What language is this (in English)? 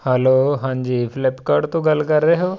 Punjabi